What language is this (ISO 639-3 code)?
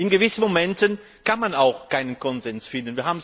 deu